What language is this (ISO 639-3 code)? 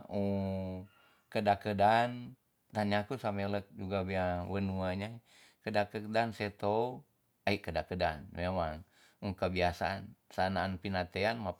txs